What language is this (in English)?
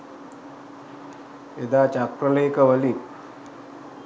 Sinhala